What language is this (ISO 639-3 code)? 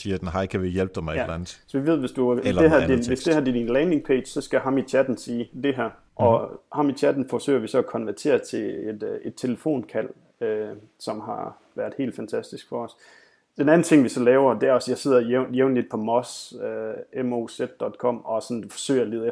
dan